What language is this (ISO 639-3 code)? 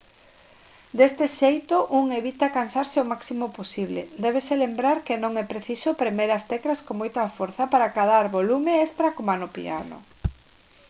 glg